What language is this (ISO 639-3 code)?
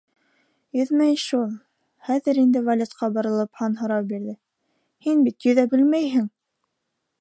bak